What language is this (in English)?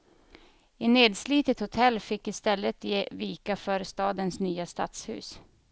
Swedish